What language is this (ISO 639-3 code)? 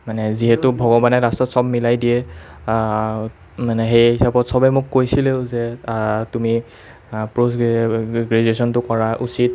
asm